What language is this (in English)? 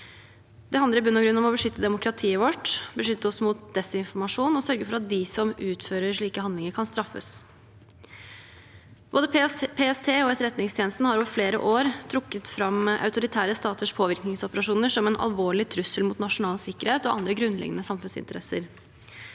Norwegian